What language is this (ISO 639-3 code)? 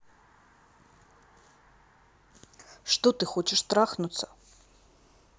rus